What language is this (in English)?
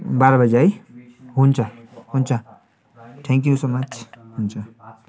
Nepali